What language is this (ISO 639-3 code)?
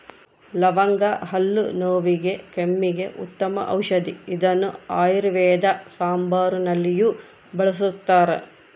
kan